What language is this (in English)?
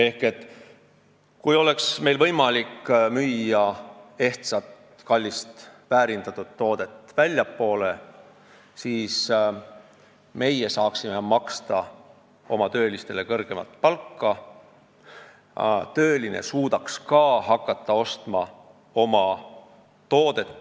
Estonian